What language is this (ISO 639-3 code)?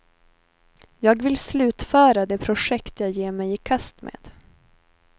swe